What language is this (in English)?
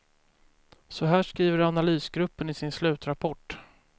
Swedish